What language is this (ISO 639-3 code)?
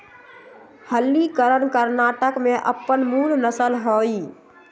mag